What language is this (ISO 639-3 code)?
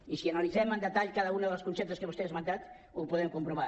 cat